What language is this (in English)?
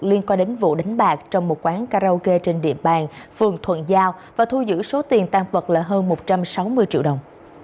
Vietnamese